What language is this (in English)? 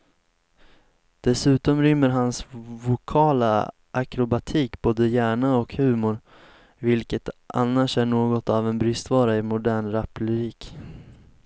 Swedish